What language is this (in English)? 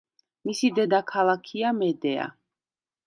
Georgian